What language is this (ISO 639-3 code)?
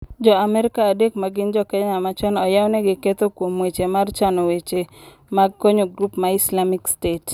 luo